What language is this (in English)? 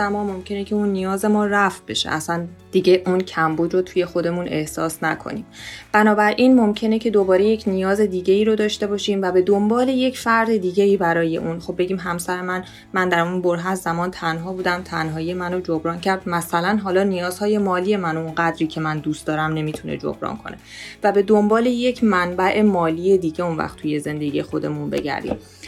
Persian